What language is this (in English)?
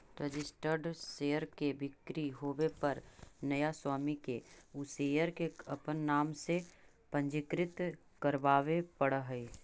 Magahi